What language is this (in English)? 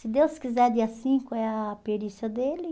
Portuguese